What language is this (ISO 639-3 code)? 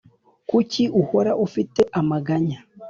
kin